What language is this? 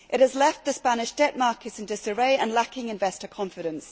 English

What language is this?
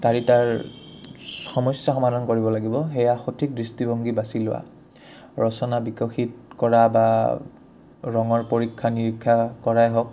Assamese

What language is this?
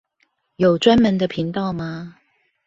Chinese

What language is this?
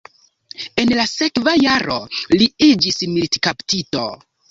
Esperanto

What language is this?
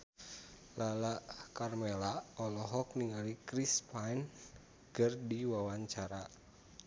Sundanese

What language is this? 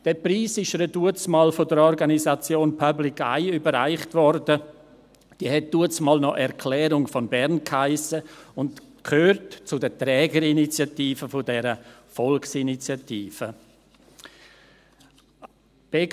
Swiss German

